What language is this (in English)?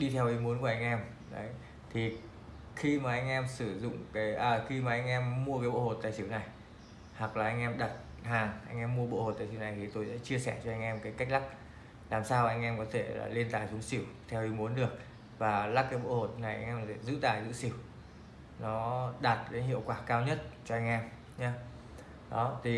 Vietnamese